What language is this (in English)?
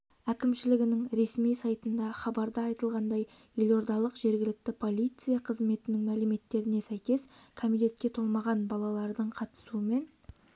Kazakh